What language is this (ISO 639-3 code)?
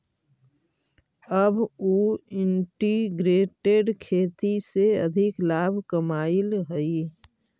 mag